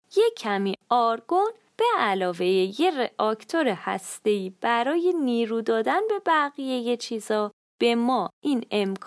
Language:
Persian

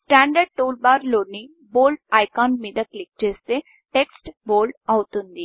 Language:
Telugu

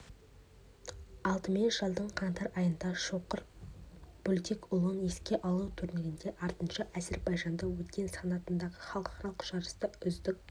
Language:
Kazakh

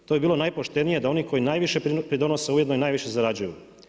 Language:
Croatian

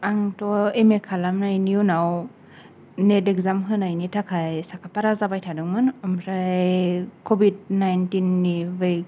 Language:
Bodo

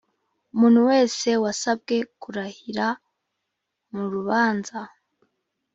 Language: Kinyarwanda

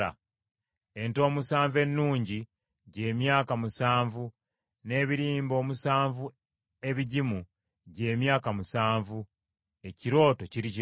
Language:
Ganda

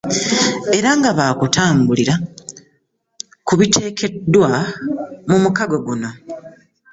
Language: Ganda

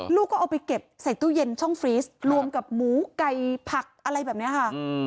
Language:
Thai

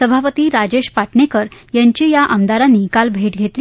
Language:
Marathi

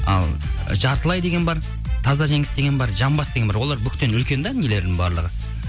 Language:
Kazakh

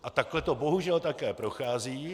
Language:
Czech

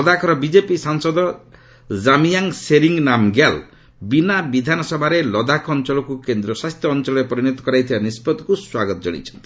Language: Odia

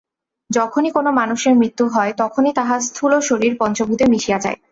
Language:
Bangla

